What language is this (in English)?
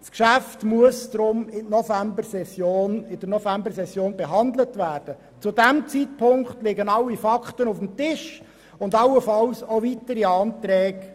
Swiss German